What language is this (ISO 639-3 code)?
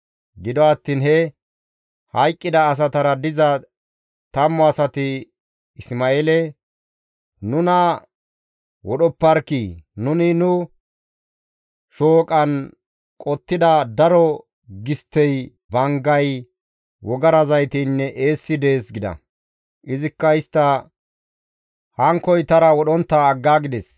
gmv